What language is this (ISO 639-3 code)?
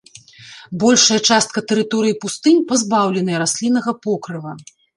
bel